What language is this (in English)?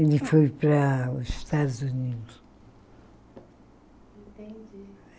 Portuguese